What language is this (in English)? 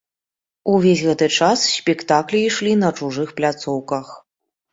Belarusian